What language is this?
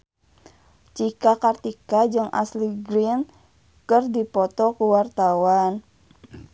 Sundanese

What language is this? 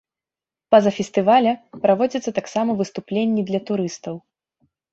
Belarusian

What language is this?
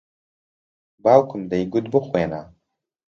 Central Kurdish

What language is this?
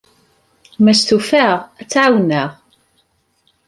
Kabyle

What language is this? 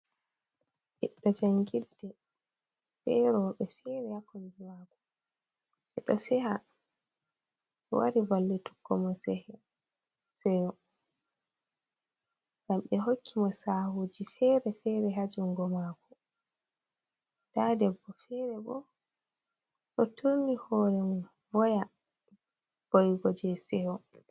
Fula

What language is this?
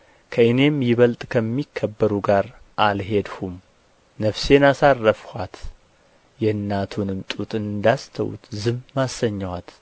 Amharic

